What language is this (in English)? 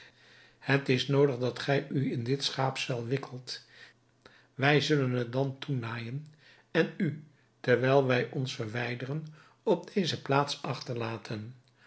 Dutch